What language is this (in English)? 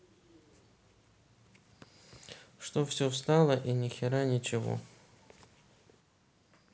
Russian